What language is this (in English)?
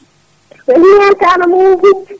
Fula